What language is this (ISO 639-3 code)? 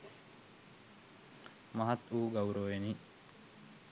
sin